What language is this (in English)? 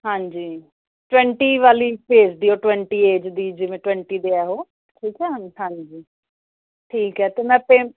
Punjabi